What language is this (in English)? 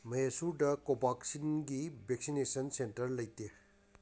Manipuri